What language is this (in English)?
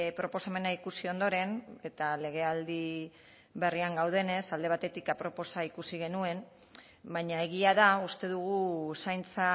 Basque